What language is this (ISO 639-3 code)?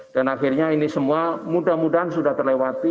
ind